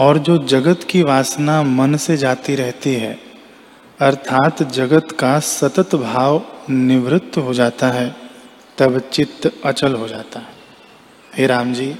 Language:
Hindi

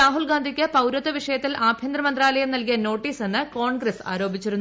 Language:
Malayalam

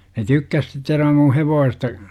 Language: Finnish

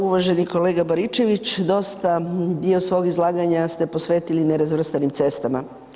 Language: Croatian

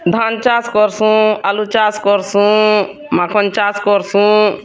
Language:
Odia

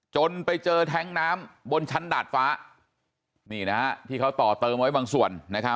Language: Thai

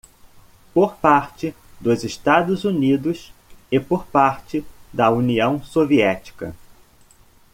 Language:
Portuguese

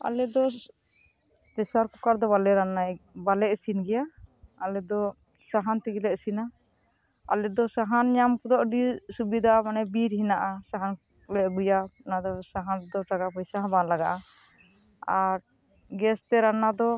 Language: Santali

